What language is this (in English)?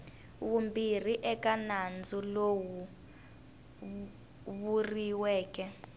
Tsonga